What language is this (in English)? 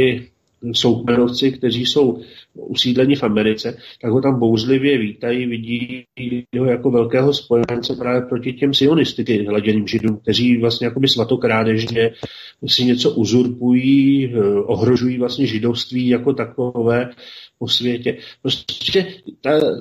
Czech